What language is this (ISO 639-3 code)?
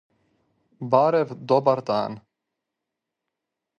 srp